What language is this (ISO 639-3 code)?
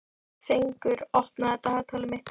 isl